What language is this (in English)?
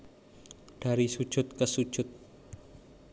Javanese